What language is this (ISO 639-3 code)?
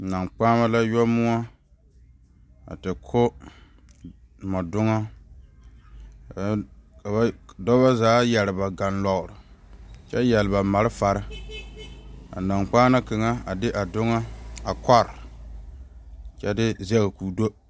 dga